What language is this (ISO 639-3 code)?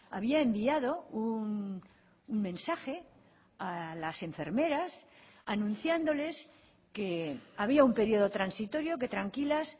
spa